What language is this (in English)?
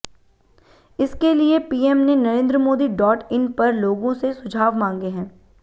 Hindi